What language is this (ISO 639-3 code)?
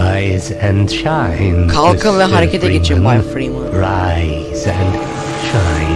tur